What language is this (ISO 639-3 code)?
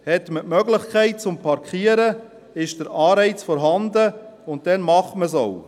gsw